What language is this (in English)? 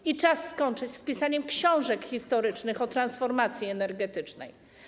Polish